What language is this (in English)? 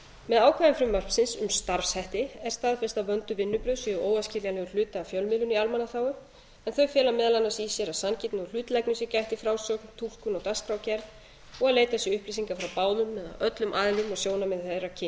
Icelandic